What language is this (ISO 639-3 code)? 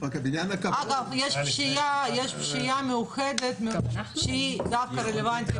heb